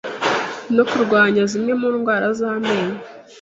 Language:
Kinyarwanda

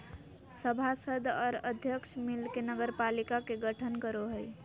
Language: Magahi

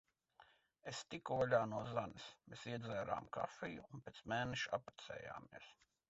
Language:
Latvian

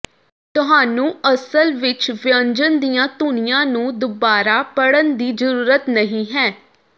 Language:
Punjabi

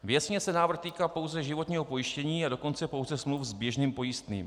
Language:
Czech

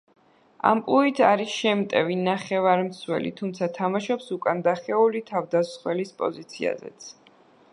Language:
Georgian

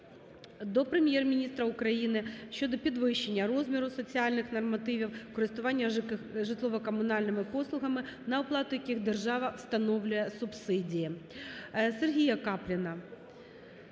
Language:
Ukrainian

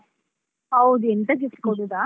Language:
Kannada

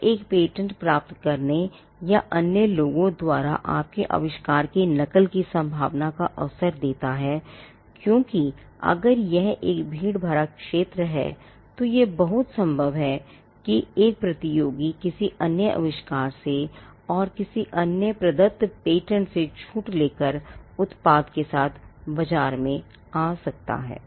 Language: Hindi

